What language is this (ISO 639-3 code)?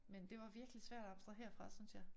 dan